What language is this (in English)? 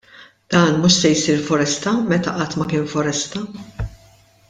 Maltese